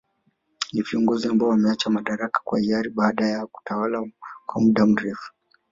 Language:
Swahili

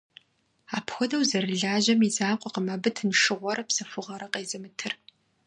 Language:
Kabardian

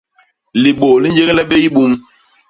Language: Basaa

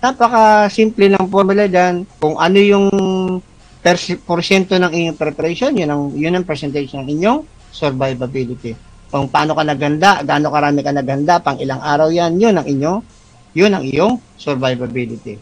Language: Filipino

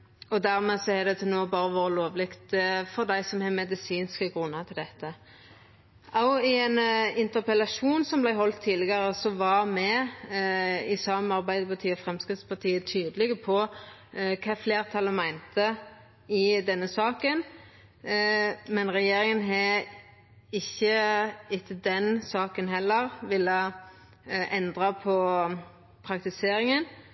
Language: Norwegian Nynorsk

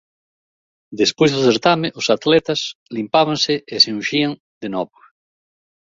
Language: Galician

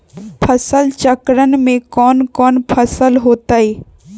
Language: Magahi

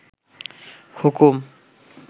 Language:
Bangla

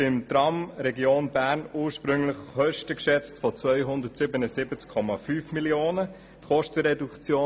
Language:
Swiss German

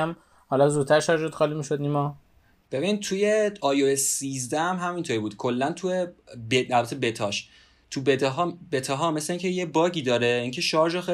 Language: Persian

